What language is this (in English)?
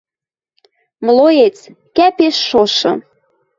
Western Mari